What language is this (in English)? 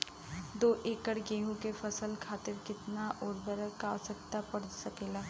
Bhojpuri